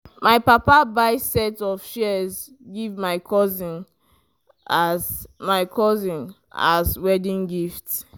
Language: Nigerian Pidgin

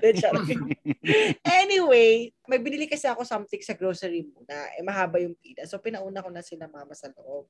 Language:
Filipino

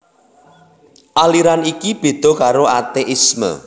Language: Javanese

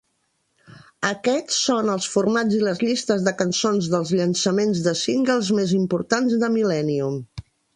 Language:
Catalan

